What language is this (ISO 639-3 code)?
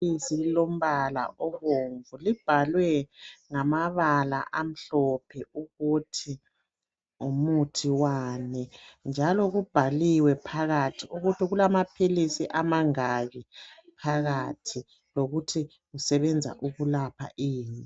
nde